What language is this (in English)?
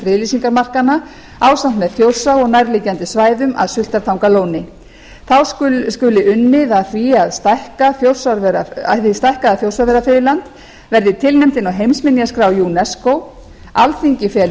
Icelandic